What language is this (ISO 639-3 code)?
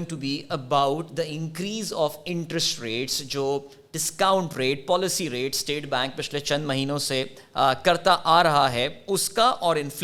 urd